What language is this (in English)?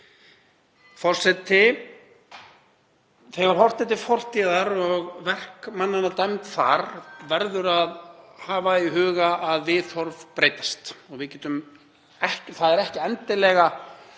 Icelandic